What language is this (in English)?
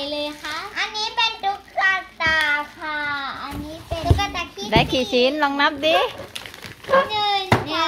Thai